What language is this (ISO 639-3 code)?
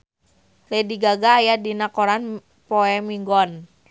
sun